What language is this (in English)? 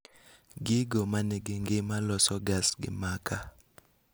Luo (Kenya and Tanzania)